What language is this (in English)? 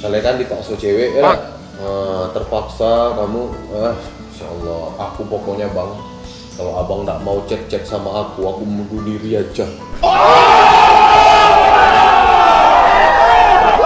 Indonesian